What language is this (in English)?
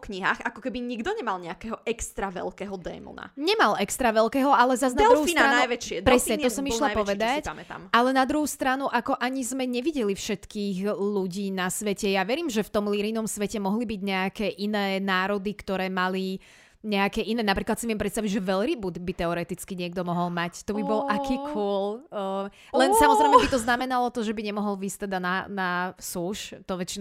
Slovak